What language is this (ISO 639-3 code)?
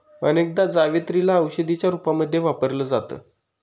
mar